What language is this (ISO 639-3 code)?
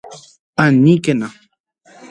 grn